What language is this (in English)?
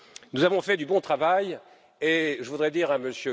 French